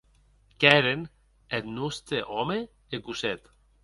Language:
Occitan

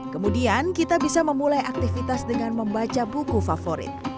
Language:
Indonesian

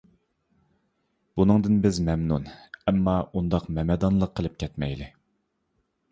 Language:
Uyghur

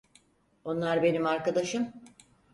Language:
Turkish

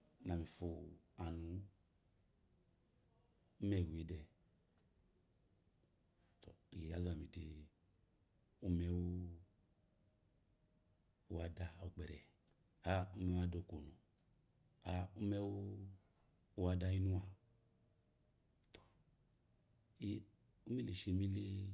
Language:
Eloyi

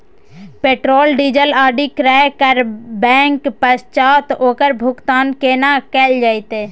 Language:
Maithili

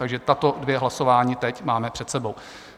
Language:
Czech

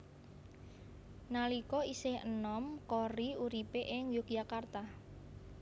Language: Javanese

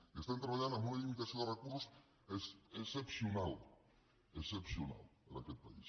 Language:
Catalan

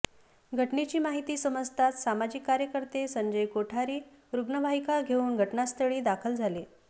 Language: Marathi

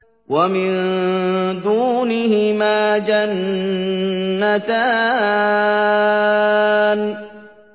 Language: Arabic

